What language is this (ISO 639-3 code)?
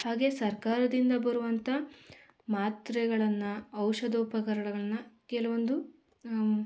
kan